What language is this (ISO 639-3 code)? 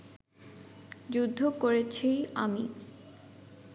ben